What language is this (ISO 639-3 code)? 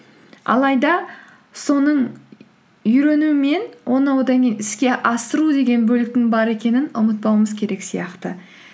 kaz